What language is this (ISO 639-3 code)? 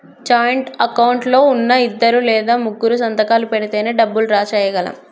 tel